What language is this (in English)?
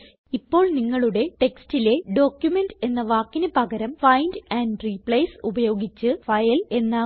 Malayalam